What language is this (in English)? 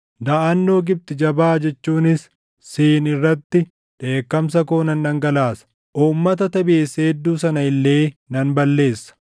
Oromo